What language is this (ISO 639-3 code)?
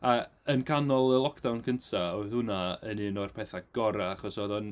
cym